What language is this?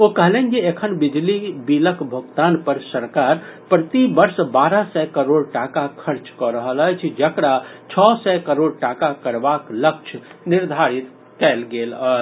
Maithili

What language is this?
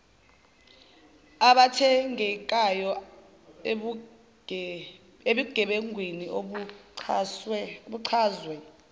Zulu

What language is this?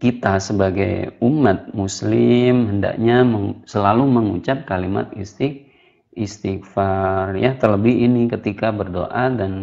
Indonesian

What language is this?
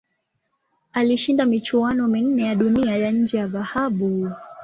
Swahili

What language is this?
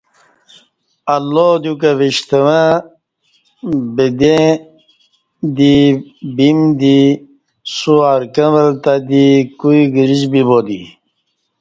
Kati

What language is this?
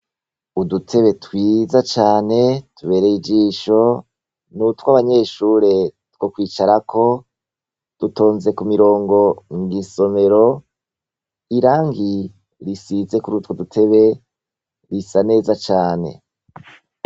Rundi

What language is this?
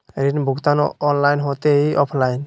Magahi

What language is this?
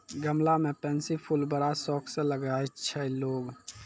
Maithili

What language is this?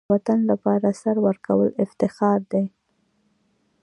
Pashto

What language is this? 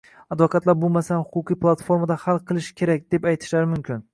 Uzbek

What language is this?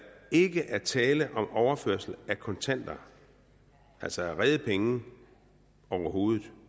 Danish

